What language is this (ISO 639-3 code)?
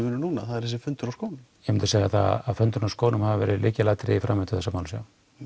isl